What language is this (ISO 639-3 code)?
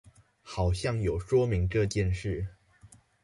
zho